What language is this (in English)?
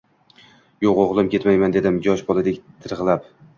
Uzbek